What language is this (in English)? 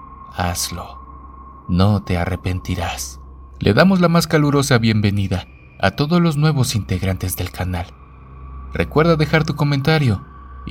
Spanish